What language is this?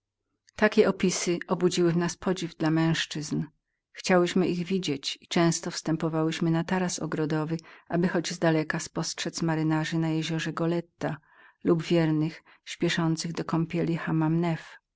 Polish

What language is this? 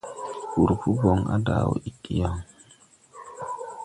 Tupuri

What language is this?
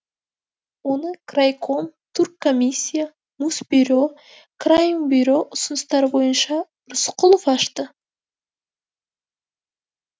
Kazakh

